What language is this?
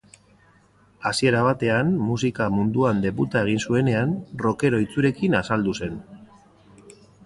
Basque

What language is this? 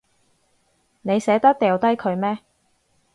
Cantonese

